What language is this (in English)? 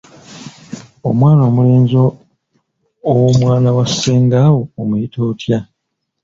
Ganda